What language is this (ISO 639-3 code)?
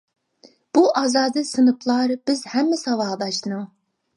uig